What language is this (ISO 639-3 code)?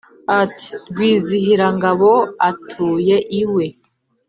kin